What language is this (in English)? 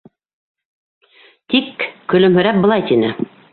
Bashkir